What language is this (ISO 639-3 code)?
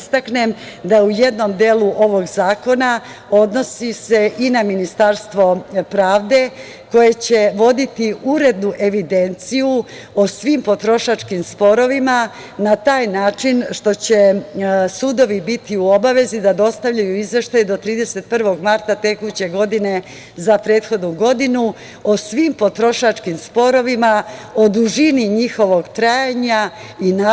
srp